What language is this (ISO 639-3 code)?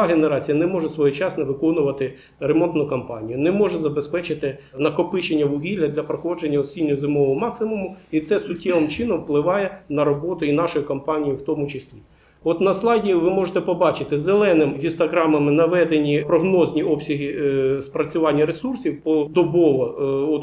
ukr